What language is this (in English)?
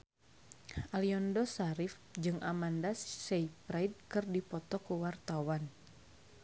Sundanese